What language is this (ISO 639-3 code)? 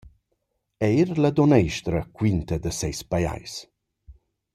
roh